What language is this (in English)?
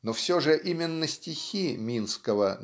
Russian